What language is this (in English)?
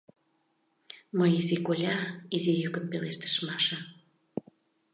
Mari